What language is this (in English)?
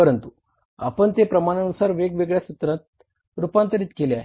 Marathi